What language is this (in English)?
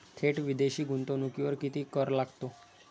Marathi